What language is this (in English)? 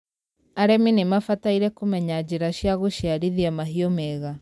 Kikuyu